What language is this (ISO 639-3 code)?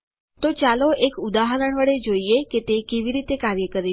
guj